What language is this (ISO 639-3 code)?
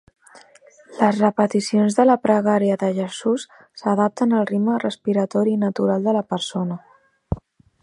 cat